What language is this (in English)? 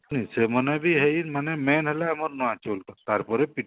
Odia